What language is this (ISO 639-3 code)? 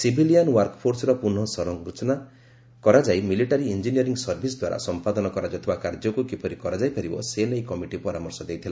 ori